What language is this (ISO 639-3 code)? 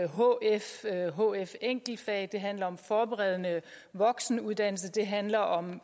dan